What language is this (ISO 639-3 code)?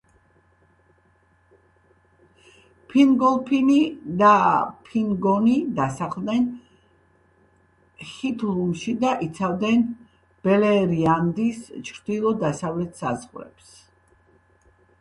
kat